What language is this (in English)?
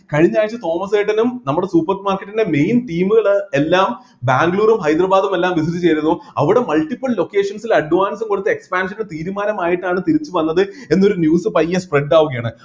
Malayalam